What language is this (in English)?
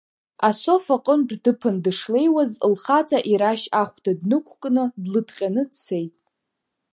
Abkhazian